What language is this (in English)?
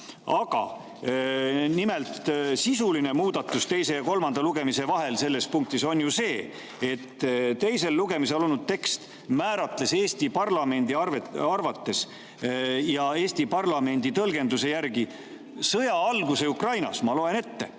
Estonian